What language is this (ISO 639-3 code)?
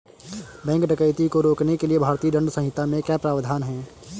hin